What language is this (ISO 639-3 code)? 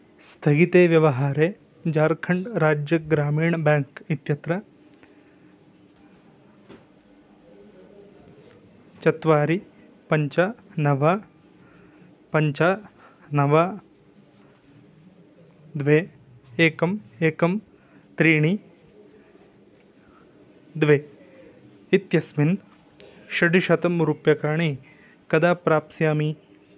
san